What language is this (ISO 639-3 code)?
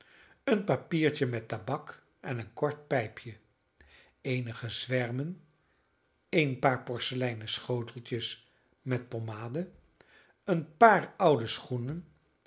nld